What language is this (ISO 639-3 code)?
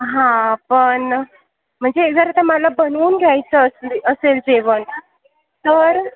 mar